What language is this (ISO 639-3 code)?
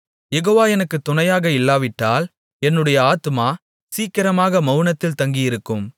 tam